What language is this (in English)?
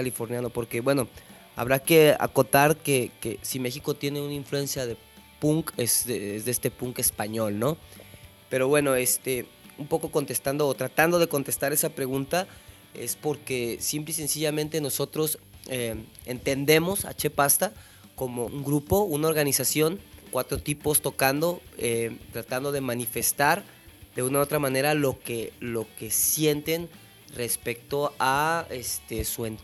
Spanish